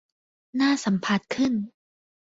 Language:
Thai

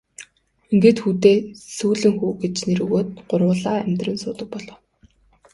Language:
Mongolian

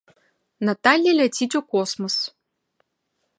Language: Belarusian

